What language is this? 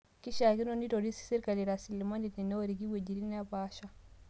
Masai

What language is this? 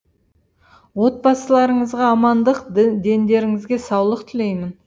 Kazakh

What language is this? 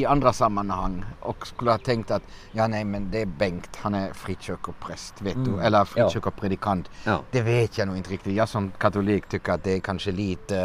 Swedish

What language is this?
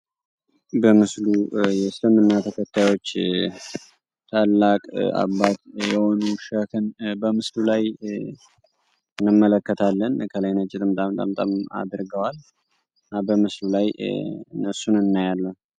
Amharic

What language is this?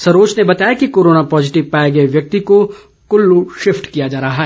Hindi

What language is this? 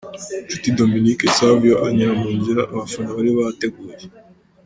Kinyarwanda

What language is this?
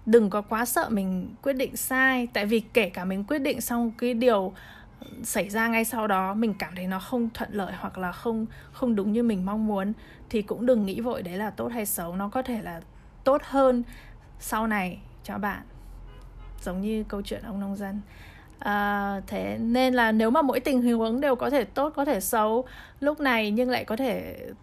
Vietnamese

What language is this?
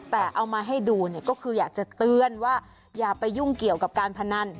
Thai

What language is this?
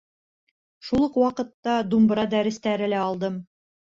Bashkir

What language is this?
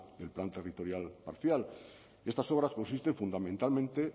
Spanish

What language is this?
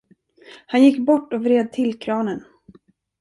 Swedish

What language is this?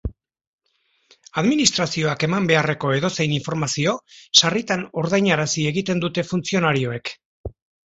Basque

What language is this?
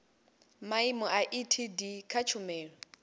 Venda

